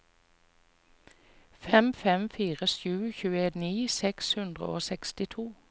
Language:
Norwegian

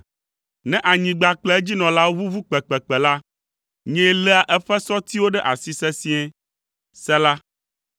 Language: Ewe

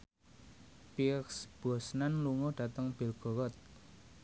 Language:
Javanese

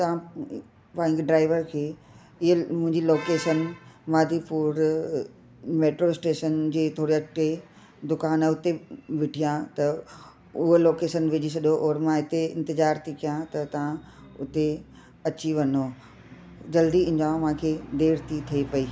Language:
Sindhi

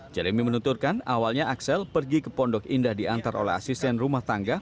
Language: Indonesian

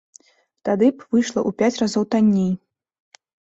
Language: Belarusian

